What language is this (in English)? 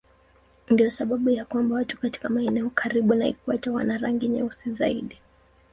Swahili